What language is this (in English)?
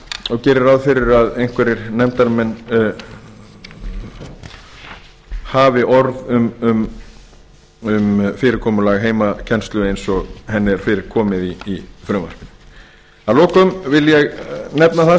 Icelandic